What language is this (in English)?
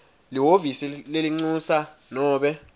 Swati